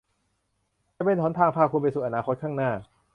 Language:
Thai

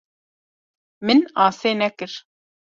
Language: Kurdish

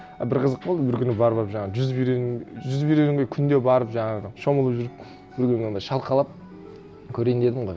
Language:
Kazakh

